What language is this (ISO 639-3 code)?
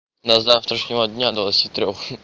rus